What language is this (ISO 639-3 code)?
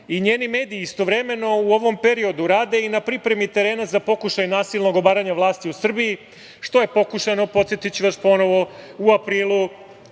srp